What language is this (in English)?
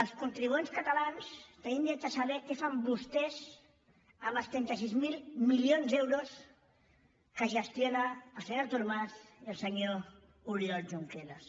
Catalan